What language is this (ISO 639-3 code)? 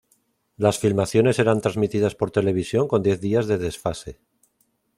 spa